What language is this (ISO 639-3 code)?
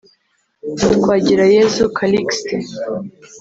kin